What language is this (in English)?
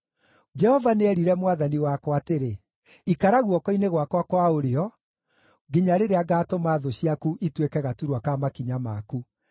Kikuyu